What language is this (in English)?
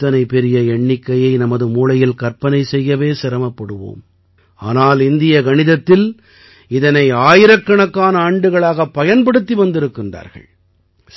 Tamil